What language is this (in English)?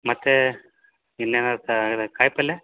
Kannada